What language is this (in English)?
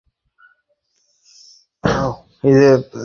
Bangla